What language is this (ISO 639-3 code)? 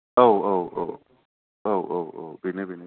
brx